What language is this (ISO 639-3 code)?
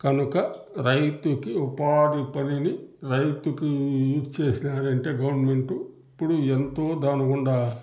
tel